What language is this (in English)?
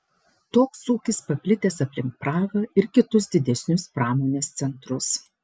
Lithuanian